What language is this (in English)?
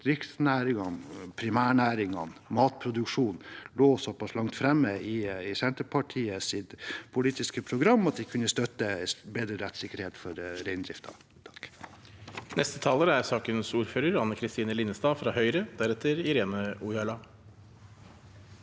Norwegian